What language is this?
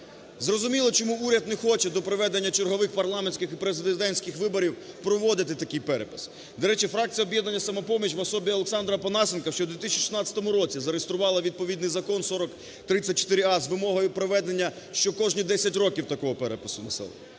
Ukrainian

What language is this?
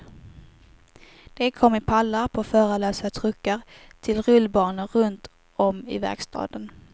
Swedish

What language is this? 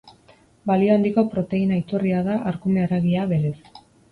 Basque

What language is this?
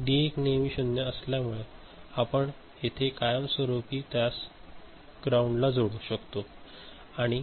Marathi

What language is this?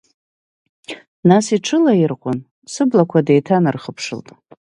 Abkhazian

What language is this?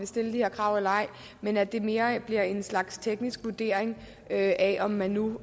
Danish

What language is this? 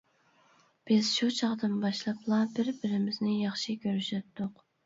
Uyghur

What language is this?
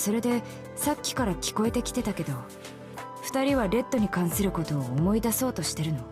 Japanese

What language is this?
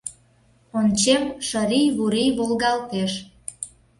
Mari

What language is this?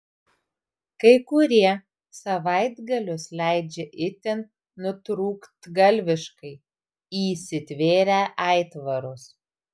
Lithuanian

